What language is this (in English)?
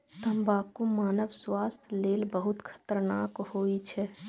Maithili